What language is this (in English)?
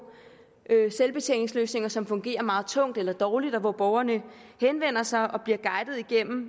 Danish